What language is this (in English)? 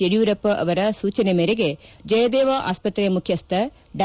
Kannada